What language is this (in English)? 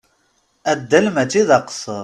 Kabyle